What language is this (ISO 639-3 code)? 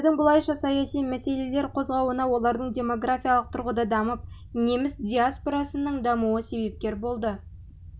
kaz